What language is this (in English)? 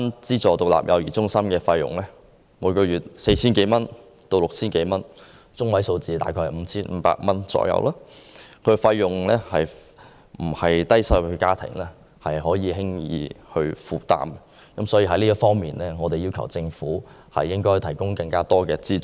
Cantonese